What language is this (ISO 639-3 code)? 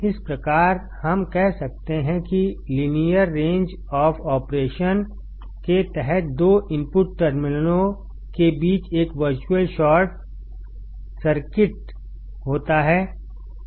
hin